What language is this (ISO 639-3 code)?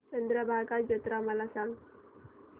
mar